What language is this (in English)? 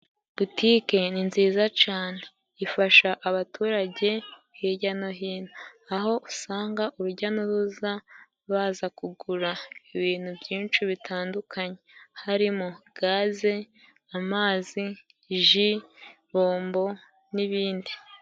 Kinyarwanda